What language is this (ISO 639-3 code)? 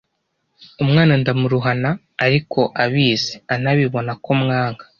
kin